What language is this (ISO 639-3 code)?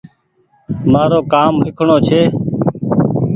gig